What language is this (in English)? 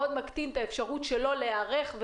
Hebrew